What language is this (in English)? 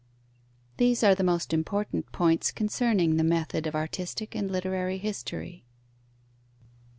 English